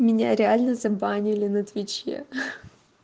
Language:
Russian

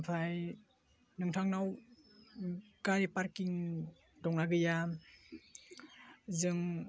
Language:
Bodo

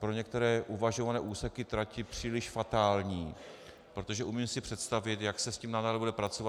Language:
Czech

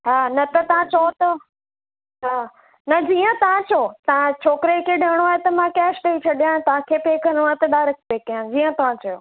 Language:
Sindhi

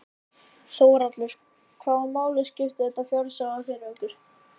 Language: Icelandic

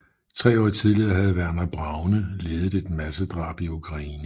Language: Danish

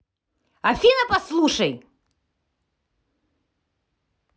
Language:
Russian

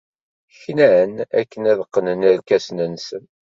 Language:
Kabyle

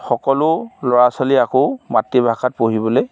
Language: Assamese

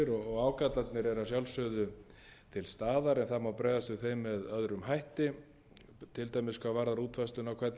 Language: Icelandic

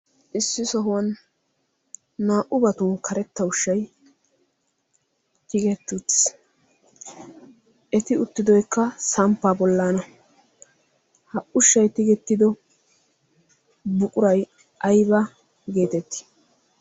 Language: Wolaytta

